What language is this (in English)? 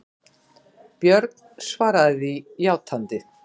Icelandic